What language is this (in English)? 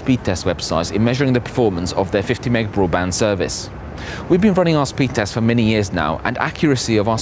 English